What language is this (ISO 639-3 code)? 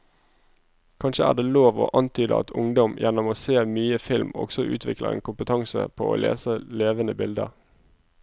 nor